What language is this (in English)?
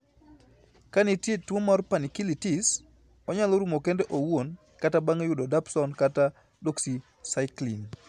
Luo (Kenya and Tanzania)